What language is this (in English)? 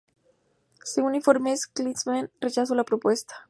Spanish